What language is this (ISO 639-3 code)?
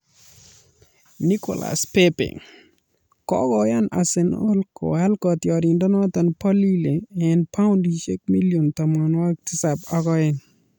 kln